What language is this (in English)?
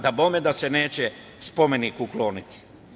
Serbian